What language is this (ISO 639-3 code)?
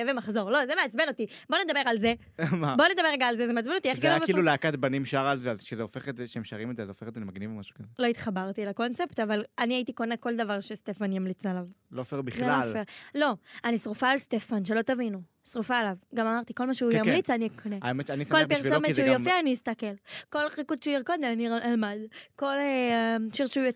heb